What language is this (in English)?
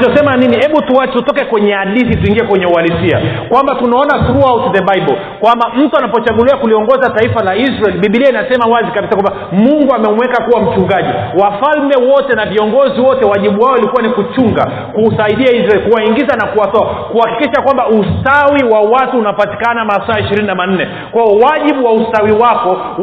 Swahili